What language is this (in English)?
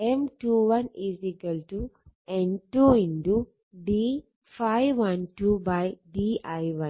Malayalam